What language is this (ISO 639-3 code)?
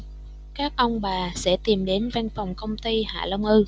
vie